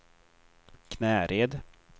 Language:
Swedish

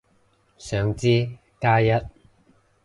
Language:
Cantonese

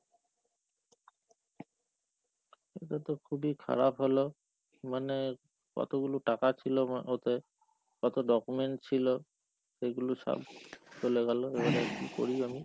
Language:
Bangla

